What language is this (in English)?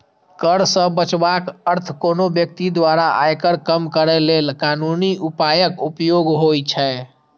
Maithili